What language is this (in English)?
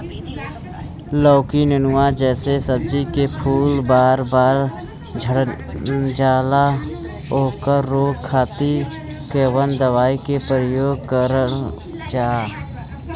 Bhojpuri